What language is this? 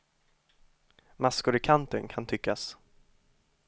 Swedish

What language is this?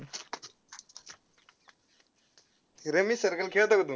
Marathi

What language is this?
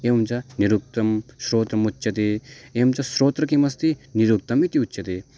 Sanskrit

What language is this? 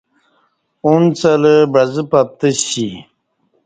Kati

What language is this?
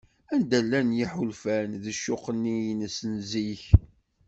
Kabyle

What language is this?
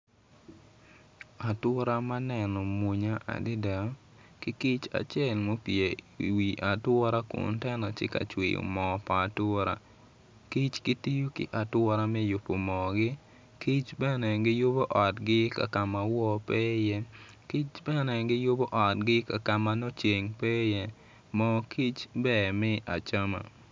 Acoli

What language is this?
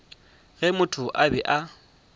Northern Sotho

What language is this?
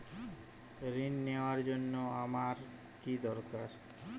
Bangla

